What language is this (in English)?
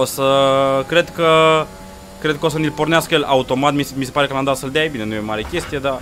Romanian